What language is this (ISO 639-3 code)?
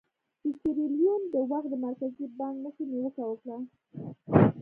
pus